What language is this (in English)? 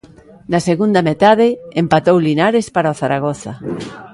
Galician